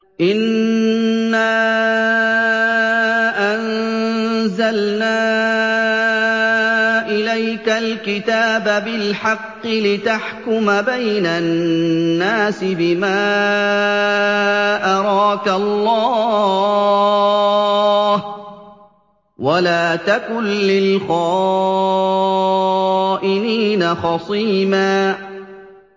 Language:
Arabic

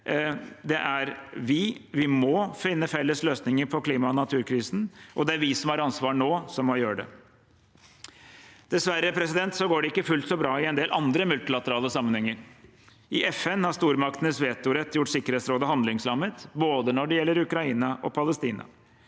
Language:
Norwegian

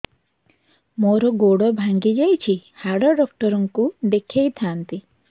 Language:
Odia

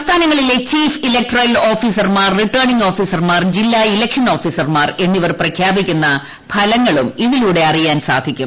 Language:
Malayalam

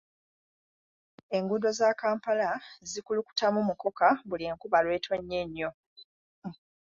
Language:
Ganda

